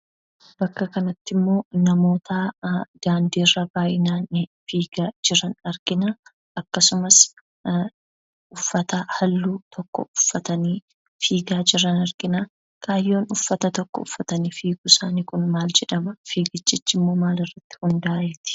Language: Oromo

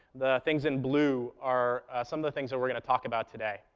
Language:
English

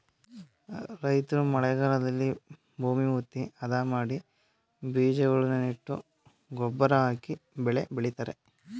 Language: Kannada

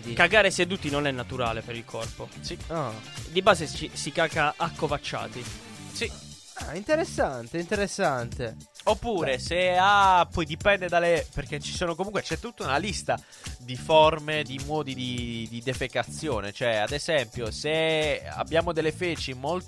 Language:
Italian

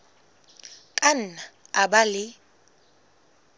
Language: Southern Sotho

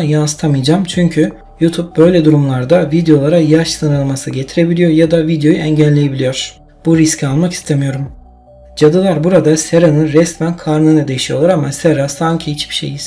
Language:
Turkish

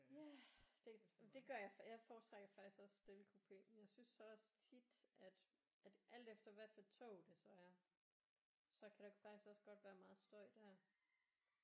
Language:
Danish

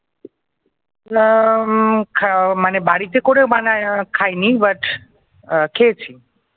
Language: Bangla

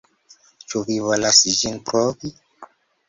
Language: Esperanto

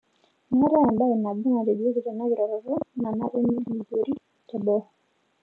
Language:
Masai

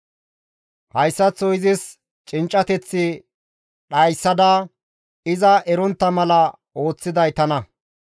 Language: Gamo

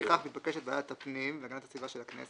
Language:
Hebrew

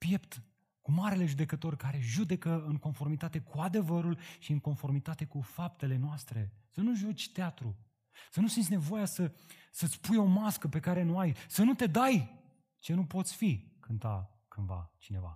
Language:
Romanian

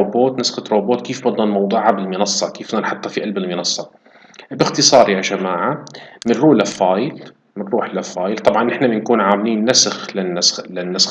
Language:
Arabic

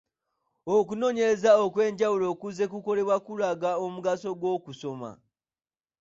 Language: Ganda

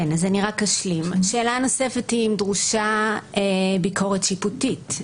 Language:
Hebrew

